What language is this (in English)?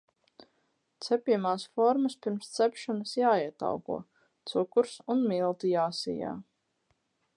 Latvian